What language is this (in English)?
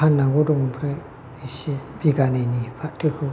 Bodo